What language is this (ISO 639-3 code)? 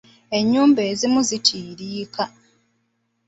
lug